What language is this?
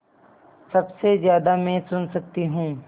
Hindi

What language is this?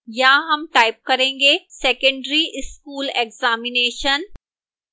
Hindi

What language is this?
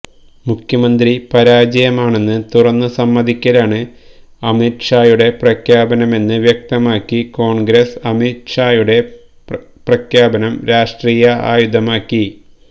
Malayalam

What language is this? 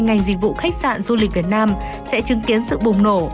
Vietnamese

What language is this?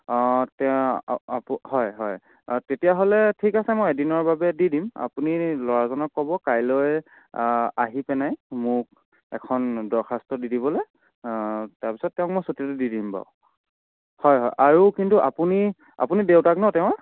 Assamese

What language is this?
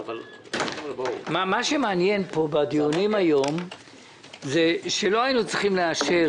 Hebrew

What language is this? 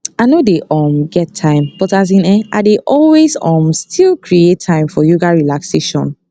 Nigerian Pidgin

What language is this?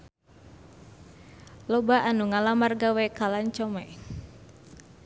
Sundanese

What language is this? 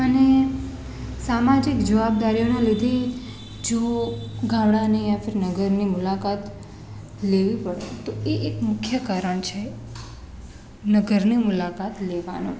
Gujarati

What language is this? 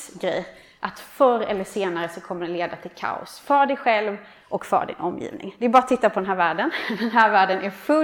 Swedish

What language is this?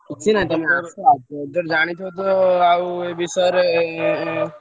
Odia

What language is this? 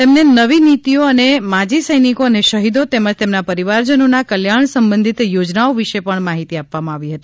Gujarati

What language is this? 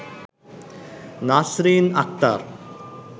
Bangla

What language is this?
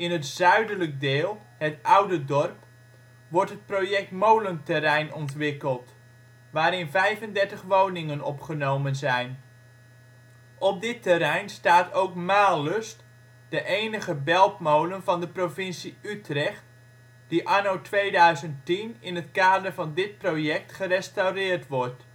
Dutch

